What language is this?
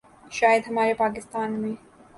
Urdu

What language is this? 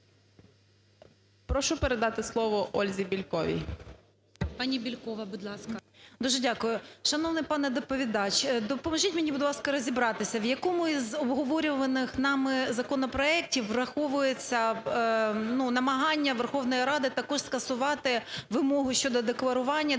Ukrainian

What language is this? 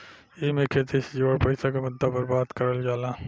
Bhojpuri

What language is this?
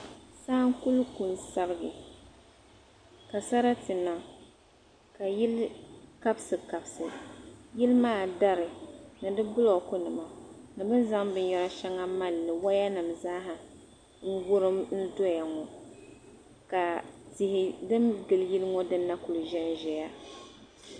Dagbani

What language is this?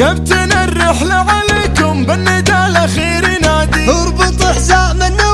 Arabic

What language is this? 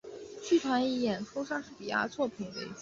Chinese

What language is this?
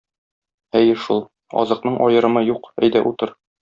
Tatar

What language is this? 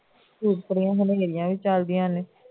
Punjabi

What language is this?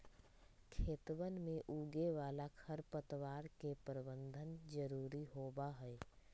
Magahi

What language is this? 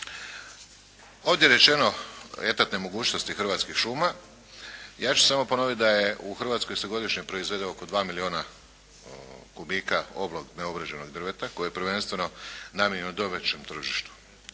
Croatian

